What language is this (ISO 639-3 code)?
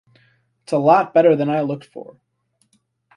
eng